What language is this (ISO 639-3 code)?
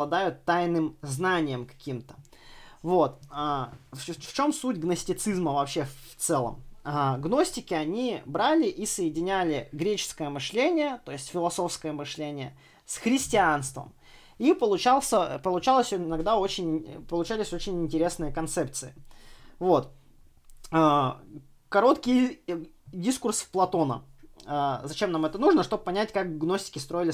rus